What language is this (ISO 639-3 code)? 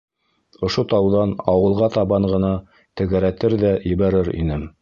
bak